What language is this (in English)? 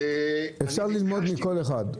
Hebrew